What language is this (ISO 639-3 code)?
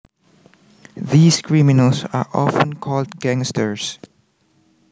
jav